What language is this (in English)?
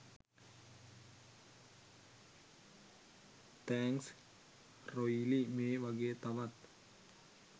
Sinhala